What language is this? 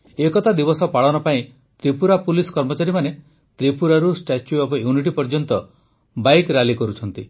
Odia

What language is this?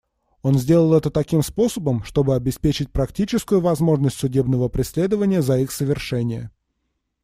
Russian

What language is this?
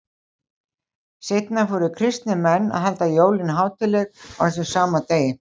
Icelandic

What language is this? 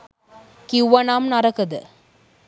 Sinhala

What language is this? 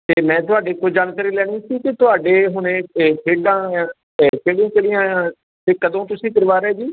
Punjabi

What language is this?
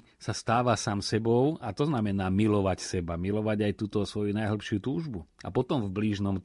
Slovak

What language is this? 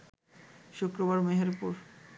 Bangla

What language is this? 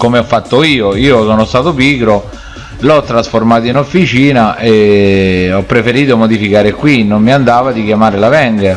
Italian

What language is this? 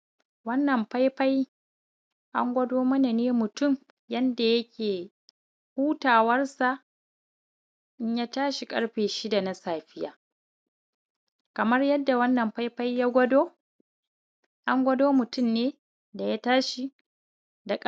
Hausa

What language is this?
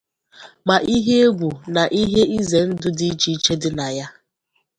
Igbo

